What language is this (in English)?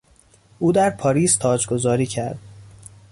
Persian